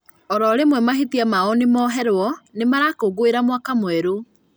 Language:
Kikuyu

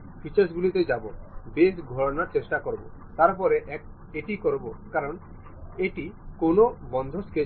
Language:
Bangla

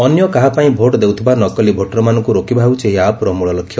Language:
Odia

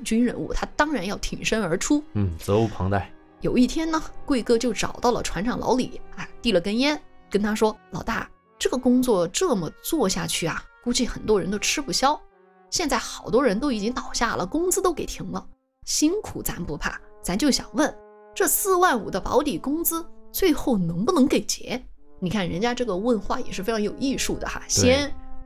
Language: Chinese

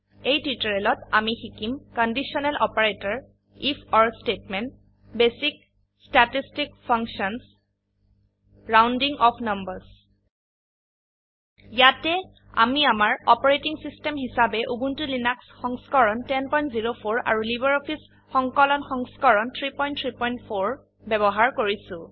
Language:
Assamese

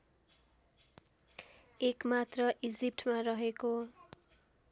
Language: Nepali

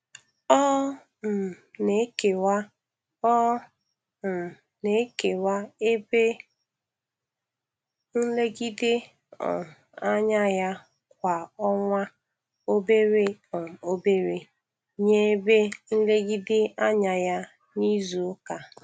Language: Igbo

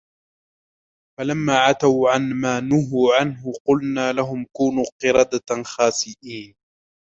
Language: Arabic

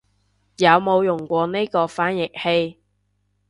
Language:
Cantonese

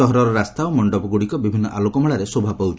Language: Odia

